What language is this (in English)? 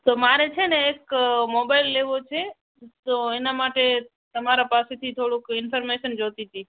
Gujarati